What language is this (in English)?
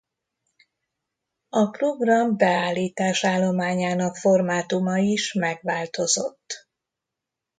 Hungarian